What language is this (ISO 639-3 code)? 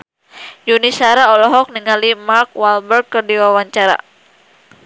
sun